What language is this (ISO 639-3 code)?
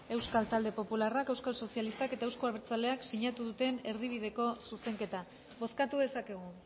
eus